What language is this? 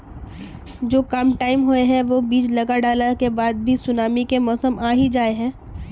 Magahi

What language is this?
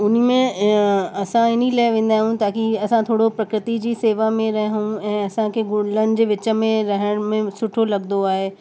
Sindhi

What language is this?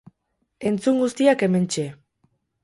Basque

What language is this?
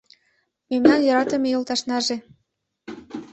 Mari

